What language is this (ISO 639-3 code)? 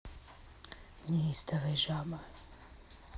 rus